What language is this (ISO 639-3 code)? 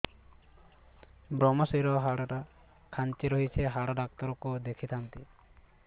ori